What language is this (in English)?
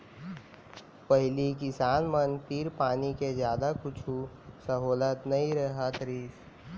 Chhattisgarhi